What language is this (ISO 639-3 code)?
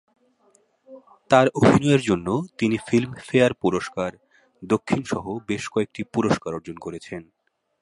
ben